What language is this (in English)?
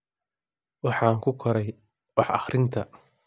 Somali